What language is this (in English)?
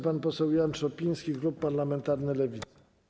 Polish